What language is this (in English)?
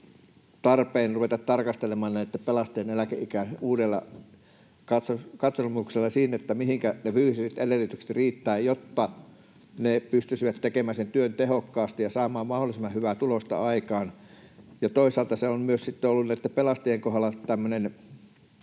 Finnish